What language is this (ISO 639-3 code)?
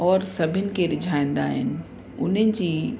snd